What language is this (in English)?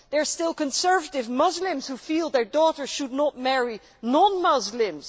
English